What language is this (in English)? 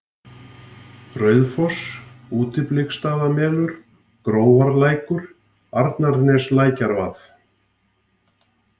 Icelandic